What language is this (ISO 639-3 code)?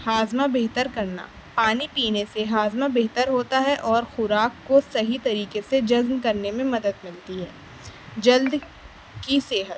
urd